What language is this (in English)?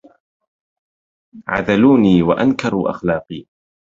Arabic